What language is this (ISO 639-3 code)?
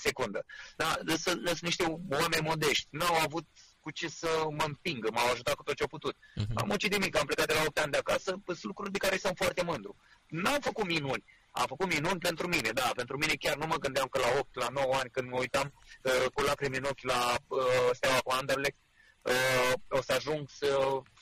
ron